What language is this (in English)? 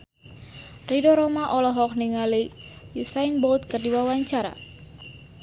Sundanese